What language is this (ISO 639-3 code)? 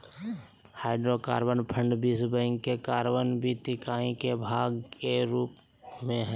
mag